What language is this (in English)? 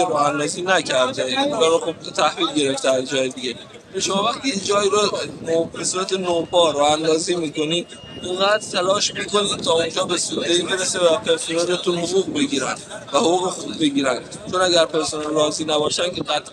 Persian